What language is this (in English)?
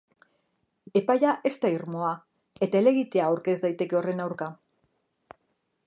Basque